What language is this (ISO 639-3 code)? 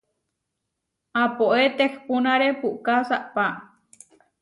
var